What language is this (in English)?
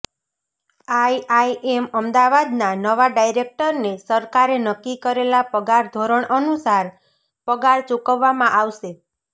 Gujarati